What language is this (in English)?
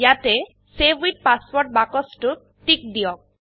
Assamese